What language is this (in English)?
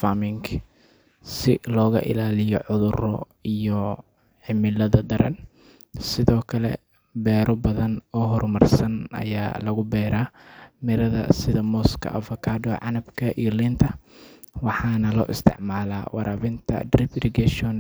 Somali